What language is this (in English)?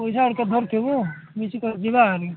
Odia